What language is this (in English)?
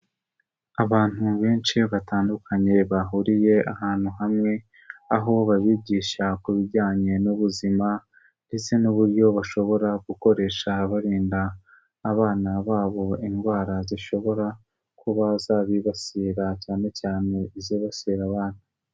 Kinyarwanda